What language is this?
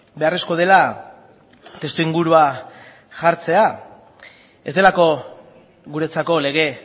Basque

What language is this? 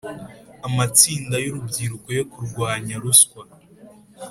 Kinyarwanda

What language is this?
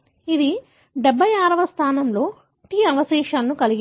Telugu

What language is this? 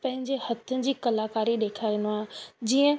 Sindhi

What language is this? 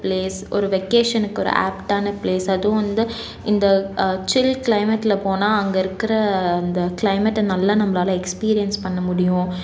Tamil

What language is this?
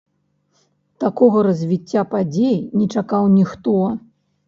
Belarusian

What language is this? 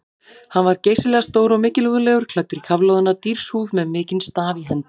Icelandic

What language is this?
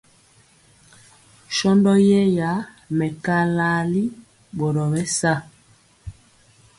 Mpiemo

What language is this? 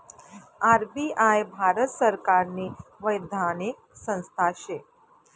Marathi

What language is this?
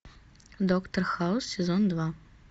Russian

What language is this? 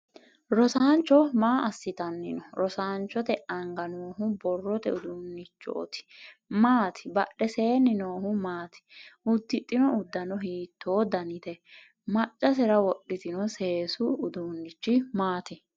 Sidamo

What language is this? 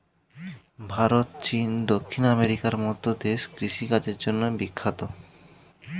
Bangla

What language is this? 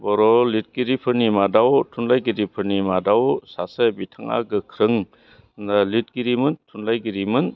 Bodo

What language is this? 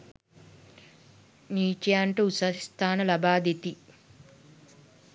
Sinhala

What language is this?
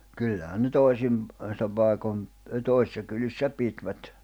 Finnish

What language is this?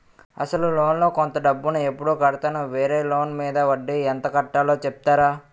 Telugu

